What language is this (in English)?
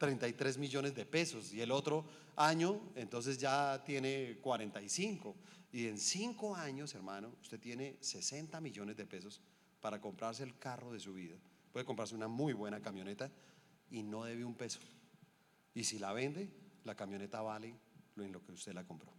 Spanish